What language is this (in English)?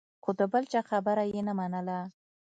Pashto